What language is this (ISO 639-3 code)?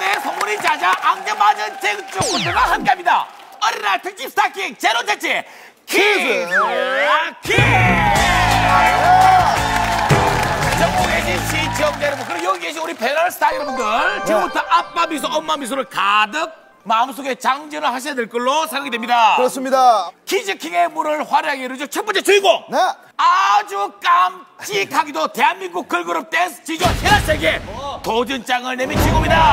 kor